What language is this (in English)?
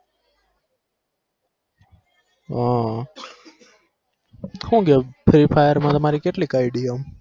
Gujarati